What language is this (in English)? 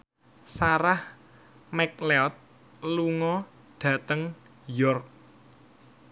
Javanese